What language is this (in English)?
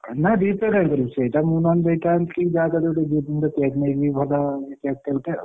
Odia